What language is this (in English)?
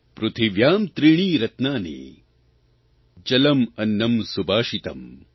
Gujarati